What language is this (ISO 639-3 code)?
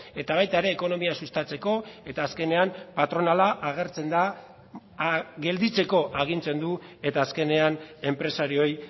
eus